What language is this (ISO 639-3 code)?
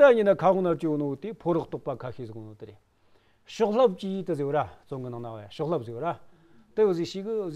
ron